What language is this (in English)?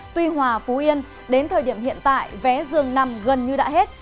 Vietnamese